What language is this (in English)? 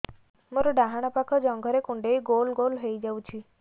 Odia